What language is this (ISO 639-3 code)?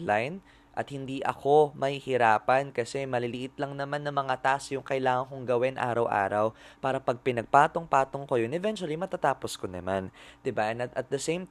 fil